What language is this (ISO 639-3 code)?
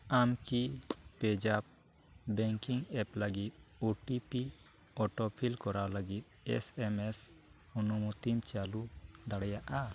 sat